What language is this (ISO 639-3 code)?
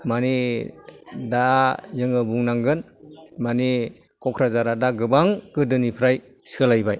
brx